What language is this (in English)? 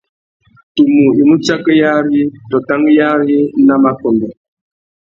Tuki